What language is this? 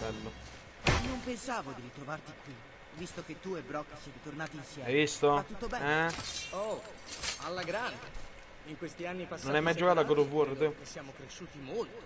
Italian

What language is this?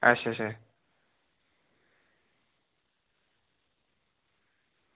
Dogri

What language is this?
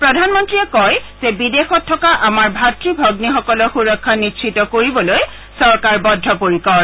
Assamese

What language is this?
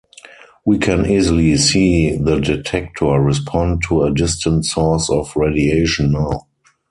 English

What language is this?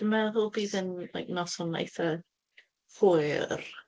Welsh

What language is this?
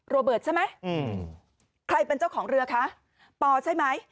Thai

